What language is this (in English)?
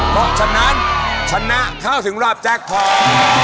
Thai